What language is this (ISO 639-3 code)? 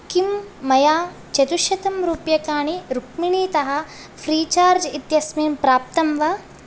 san